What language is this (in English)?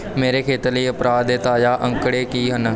Punjabi